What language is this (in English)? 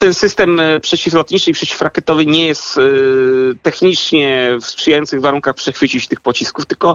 Polish